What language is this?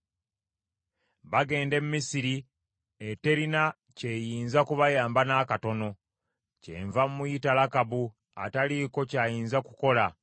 Ganda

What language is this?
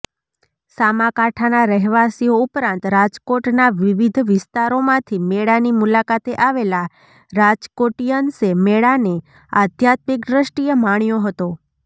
Gujarati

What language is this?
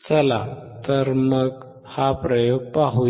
Marathi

